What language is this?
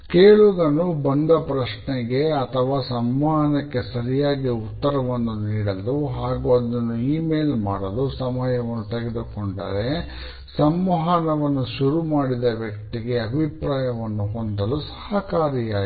Kannada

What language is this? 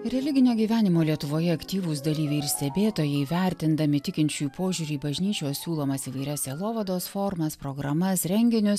Lithuanian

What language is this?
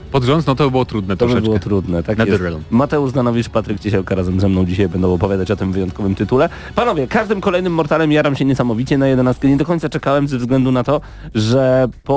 Polish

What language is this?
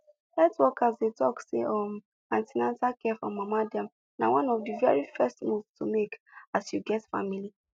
Nigerian Pidgin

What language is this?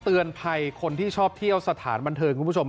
Thai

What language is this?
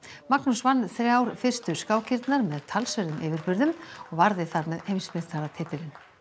Icelandic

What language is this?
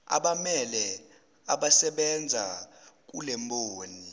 Zulu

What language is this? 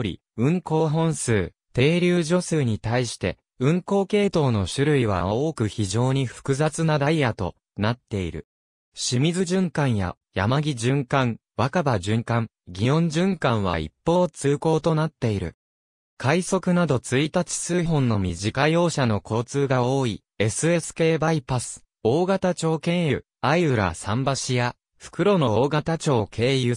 Japanese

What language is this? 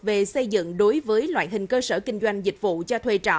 Vietnamese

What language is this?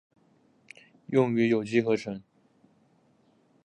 Chinese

